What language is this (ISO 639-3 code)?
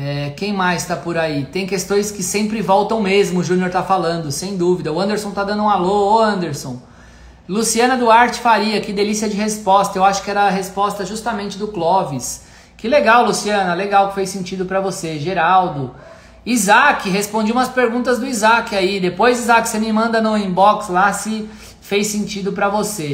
por